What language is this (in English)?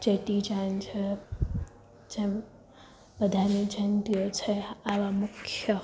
Gujarati